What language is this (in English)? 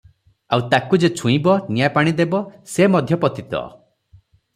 Odia